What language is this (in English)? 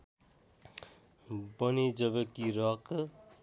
Nepali